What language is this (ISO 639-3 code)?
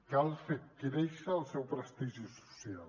cat